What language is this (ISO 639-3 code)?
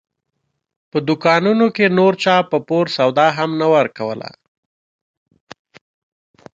pus